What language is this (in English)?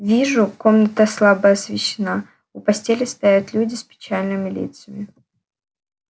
Russian